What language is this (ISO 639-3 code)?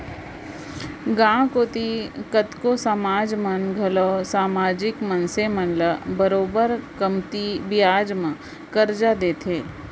hne